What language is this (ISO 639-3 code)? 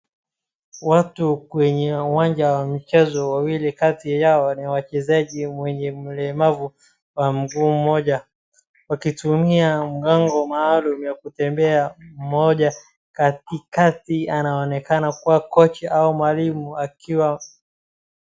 swa